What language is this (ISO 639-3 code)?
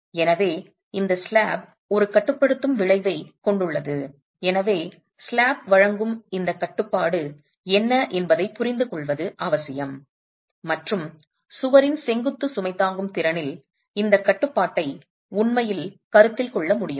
tam